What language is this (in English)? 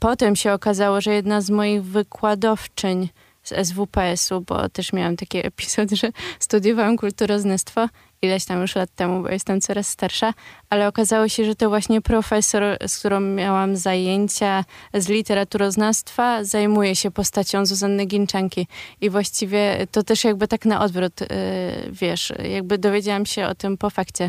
Polish